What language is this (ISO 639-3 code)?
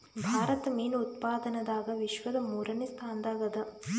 kan